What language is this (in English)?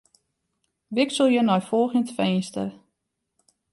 Western Frisian